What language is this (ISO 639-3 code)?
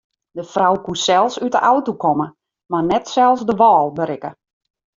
fry